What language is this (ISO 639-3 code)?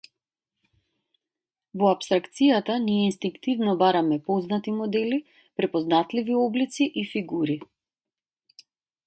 mkd